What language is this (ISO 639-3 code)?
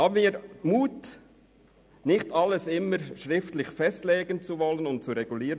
gsw